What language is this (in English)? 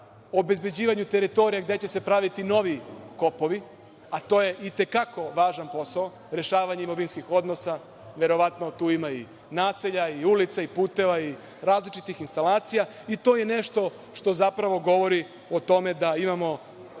Serbian